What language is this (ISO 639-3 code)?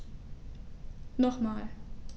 deu